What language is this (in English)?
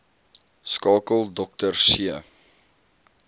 Afrikaans